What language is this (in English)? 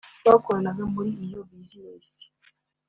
Kinyarwanda